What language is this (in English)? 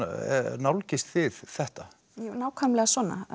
Icelandic